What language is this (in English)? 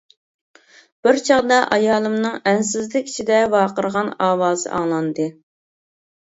Uyghur